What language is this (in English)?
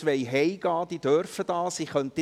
Swiss German